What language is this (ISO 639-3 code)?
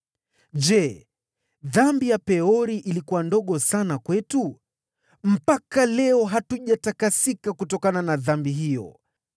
swa